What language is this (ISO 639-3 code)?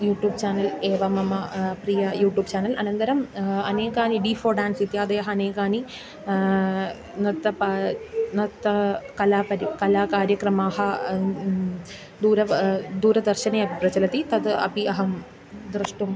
san